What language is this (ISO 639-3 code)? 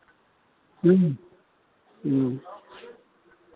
mai